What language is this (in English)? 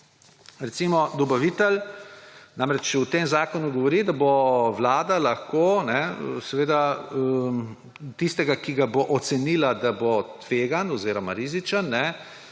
Slovenian